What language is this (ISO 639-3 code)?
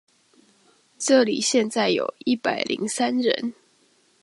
zho